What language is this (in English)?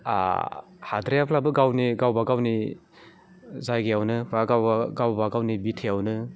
Bodo